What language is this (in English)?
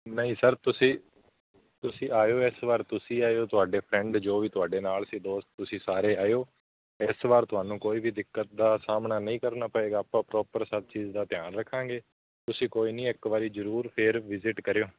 Punjabi